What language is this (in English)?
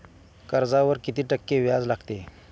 Marathi